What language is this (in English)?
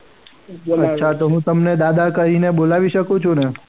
Gujarati